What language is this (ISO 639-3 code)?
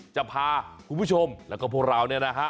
tha